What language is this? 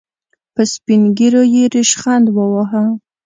Pashto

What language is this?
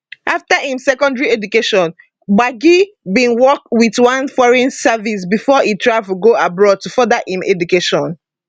Nigerian Pidgin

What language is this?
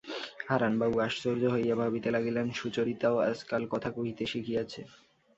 Bangla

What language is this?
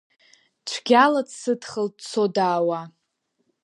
Abkhazian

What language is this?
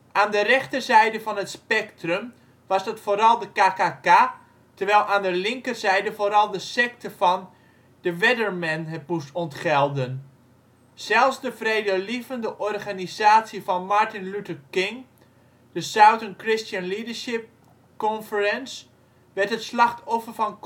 Dutch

